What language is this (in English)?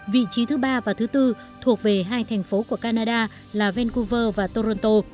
Vietnamese